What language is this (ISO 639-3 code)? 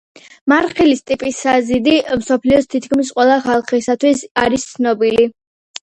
kat